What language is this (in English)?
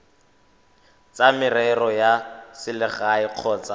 Tswana